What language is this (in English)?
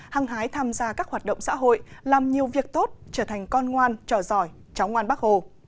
Vietnamese